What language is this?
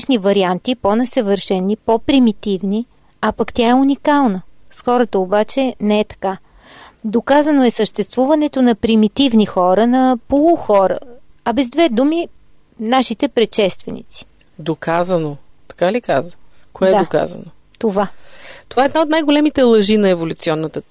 Bulgarian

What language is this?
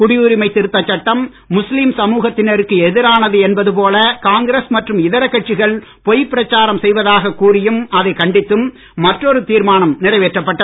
Tamil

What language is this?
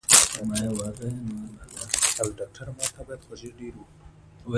Pashto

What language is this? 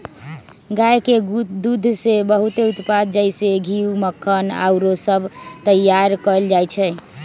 Magahi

